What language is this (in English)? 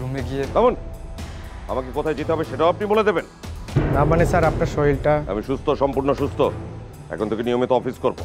Romanian